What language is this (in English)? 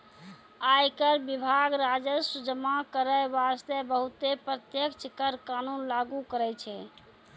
Maithili